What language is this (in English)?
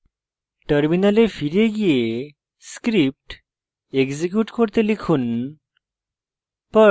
Bangla